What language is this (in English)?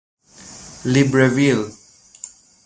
Persian